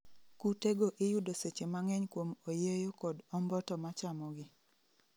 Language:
Luo (Kenya and Tanzania)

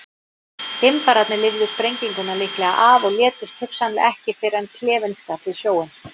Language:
Icelandic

